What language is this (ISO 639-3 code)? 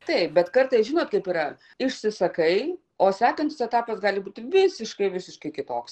lit